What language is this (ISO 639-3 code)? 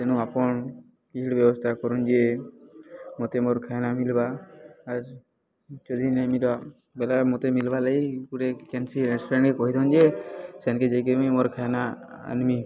ori